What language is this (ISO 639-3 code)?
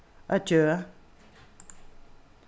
fao